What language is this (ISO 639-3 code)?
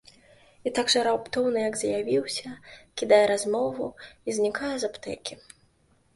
bel